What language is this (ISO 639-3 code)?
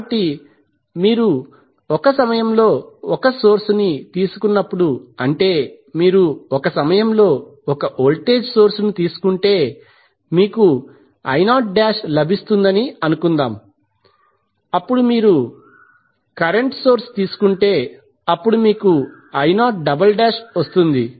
tel